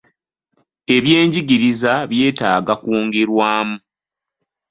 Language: Ganda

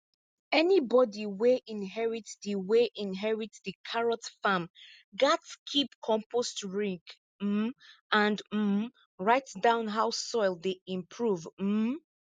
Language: Nigerian Pidgin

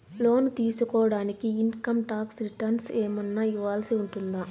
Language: Telugu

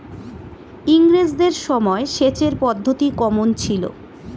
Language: Bangla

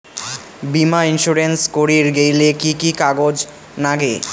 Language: Bangla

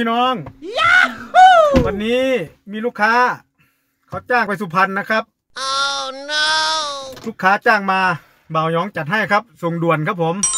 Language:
Thai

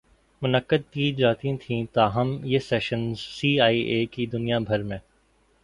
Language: Urdu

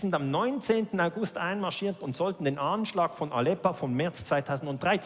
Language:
German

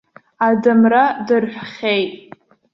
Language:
Abkhazian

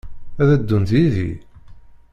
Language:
Kabyle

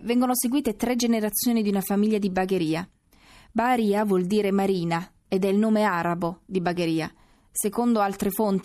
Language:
Italian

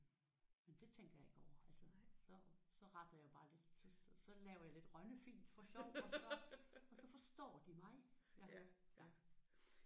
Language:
Danish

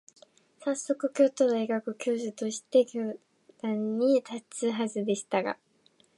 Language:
Japanese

